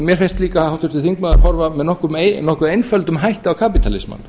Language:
Icelandic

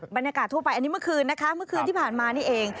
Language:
Thai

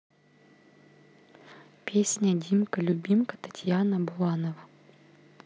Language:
Russian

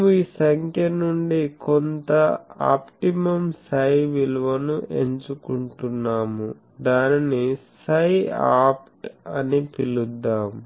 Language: Telugu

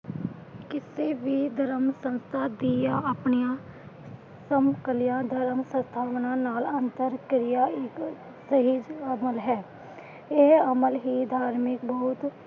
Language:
Punjabi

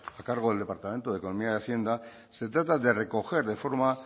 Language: Spanish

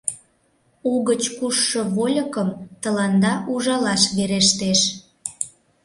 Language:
Mari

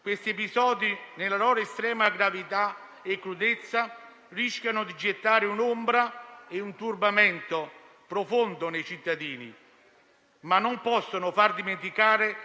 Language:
Italian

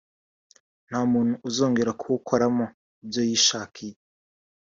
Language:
Kinyarwanda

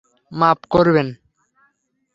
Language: Bangla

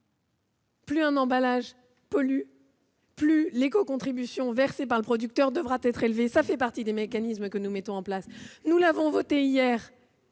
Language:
French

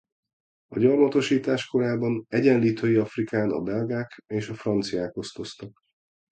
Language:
Hungarian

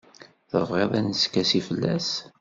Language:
Kabyle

